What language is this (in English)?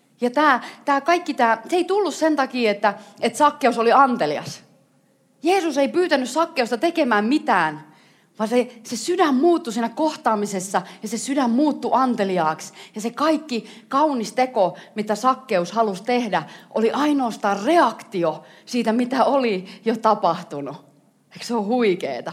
Finnish